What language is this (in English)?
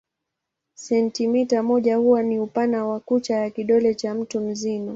Swahili